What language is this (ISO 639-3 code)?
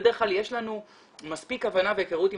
heb